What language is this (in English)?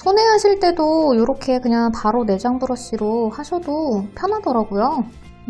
Korean